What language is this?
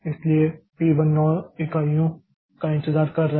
Hindi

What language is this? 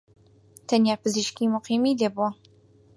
Central Kurdish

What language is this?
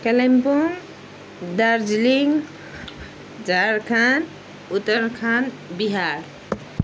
Nepali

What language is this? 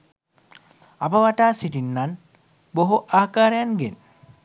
Sinhala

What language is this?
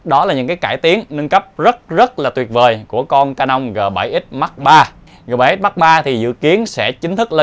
Vietnamese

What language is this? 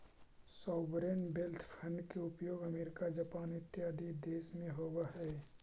Magahi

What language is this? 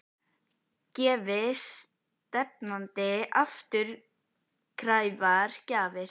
Icelandic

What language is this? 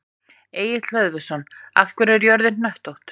Icelandic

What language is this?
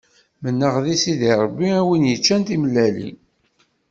Kabyle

